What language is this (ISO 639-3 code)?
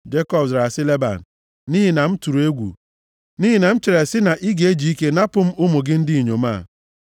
ibo